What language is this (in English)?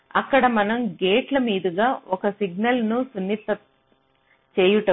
Telugu